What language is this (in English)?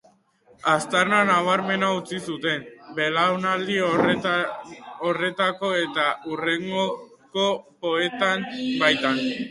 Basque